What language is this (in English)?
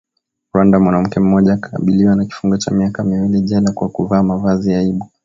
Swahili